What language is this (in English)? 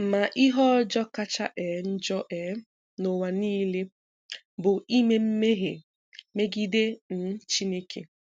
Igbo